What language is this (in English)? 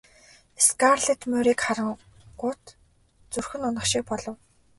Mongolian